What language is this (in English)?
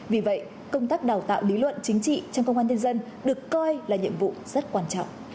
Vietnamese